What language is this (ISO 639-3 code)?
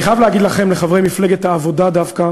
heb